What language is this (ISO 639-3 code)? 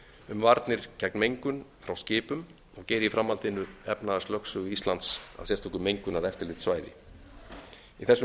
isl